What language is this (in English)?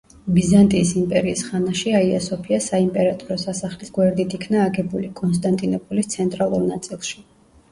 Georgian